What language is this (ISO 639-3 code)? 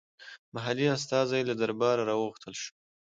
pus